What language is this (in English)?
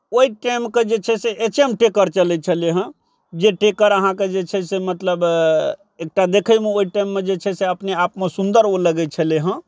Maithili